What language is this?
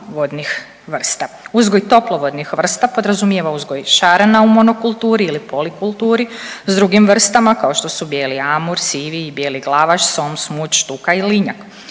Croatian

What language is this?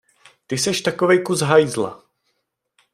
Czech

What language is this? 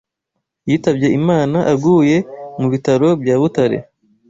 Kinyarwanda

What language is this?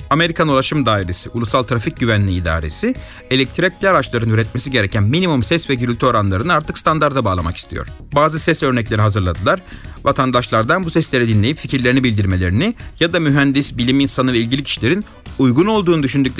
Turkish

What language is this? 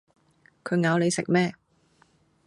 Cantonese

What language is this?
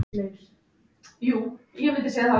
Icelandic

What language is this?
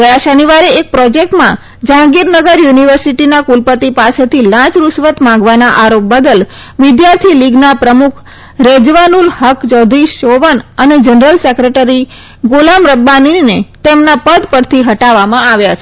Gujarati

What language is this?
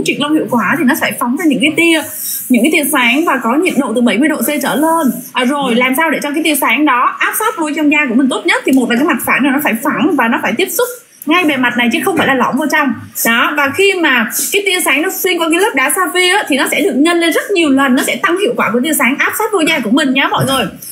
Vietnamese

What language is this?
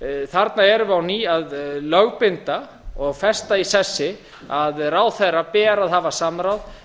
Icelandic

